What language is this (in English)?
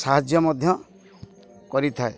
Odia